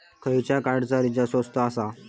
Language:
Marathi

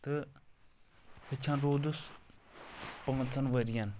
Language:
Kashmiri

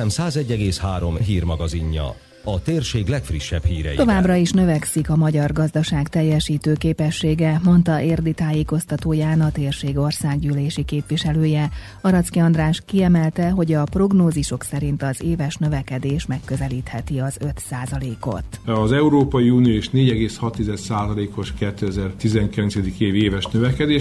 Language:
Hungarian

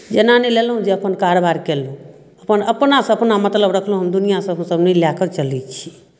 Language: Maithili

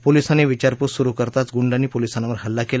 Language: Marathi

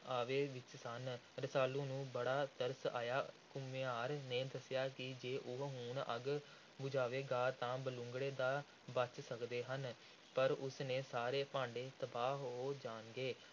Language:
Punjabi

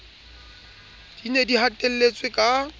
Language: Southern Sotho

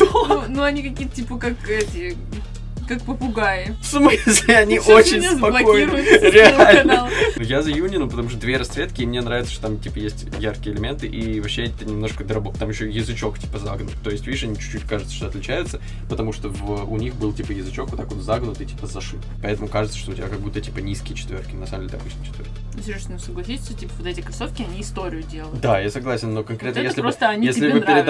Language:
Russian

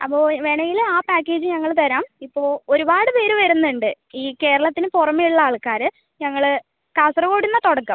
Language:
Malayalam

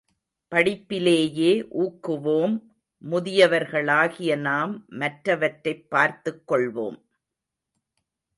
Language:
Tamil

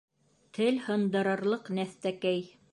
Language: Bashkir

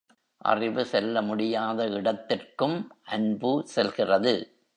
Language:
Tamil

